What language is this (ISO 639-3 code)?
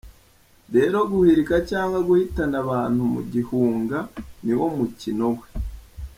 kin